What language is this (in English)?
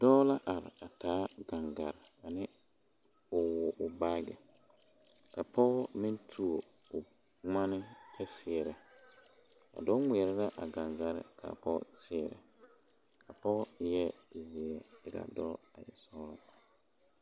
Southern Dagaare